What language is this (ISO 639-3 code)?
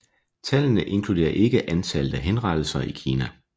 dan